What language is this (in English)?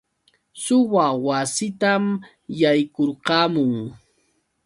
Yauyos Quechua